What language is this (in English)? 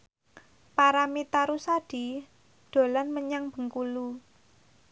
Javanese